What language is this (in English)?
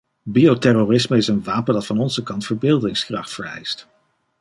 Dutch